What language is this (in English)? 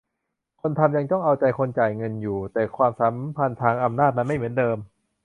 Thai